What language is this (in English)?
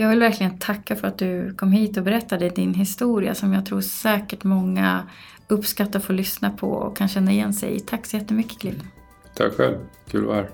Swedish